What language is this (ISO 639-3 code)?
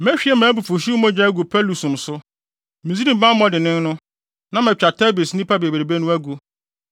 aka